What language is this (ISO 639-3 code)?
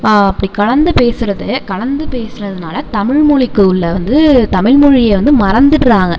tam